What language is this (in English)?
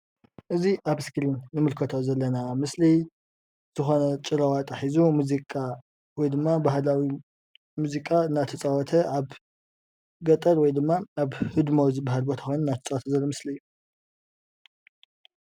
Tigrinya